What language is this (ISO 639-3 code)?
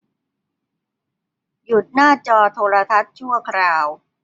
tha